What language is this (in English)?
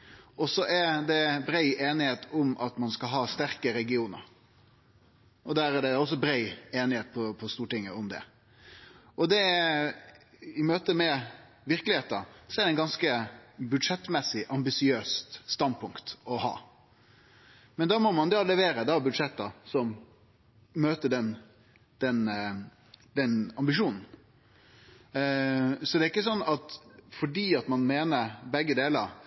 Norwegian Nynorsk